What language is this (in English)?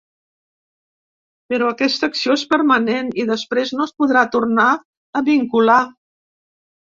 Catalan